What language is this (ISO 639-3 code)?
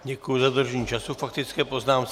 ces